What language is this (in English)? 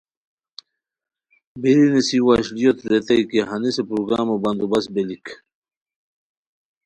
Khowar